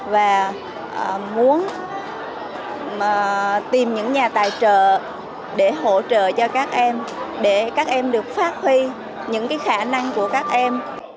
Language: Vietnamese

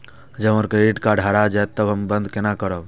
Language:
Maithili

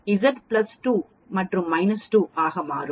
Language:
Tamil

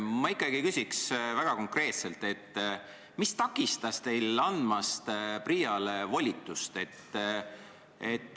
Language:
Estonian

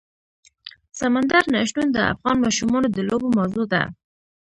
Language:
Pashto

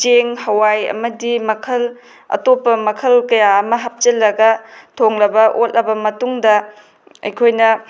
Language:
Manipuri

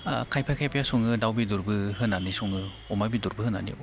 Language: Bodo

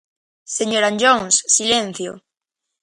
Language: Galician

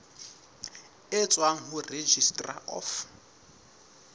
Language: Southern Sotho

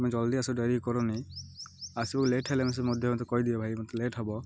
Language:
Odia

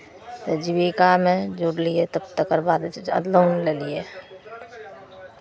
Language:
Maithili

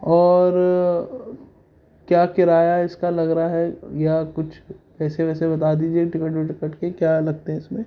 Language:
Urdu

